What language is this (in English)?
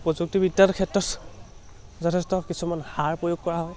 Assamese